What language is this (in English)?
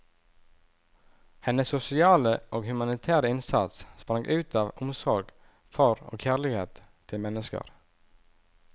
Norwegian